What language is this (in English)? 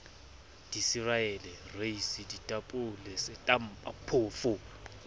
Southern Sotho